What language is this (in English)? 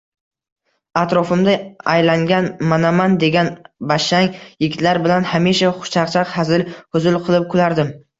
Uzbek